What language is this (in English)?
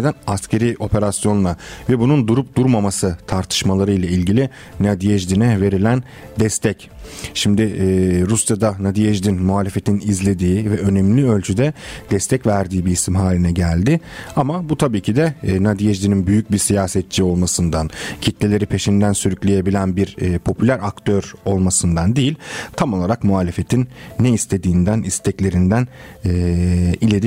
Turkish